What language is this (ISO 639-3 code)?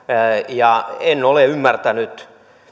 fin